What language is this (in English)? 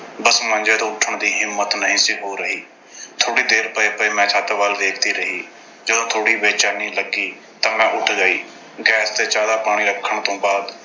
Punjabi